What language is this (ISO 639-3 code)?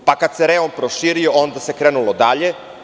srp